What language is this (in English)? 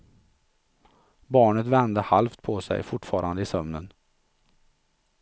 Swedish